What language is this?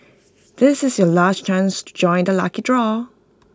English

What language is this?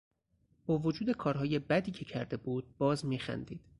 Persian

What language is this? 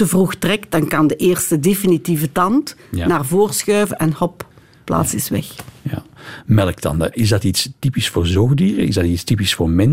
Dutch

